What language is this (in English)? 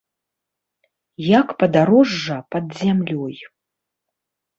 Belarusian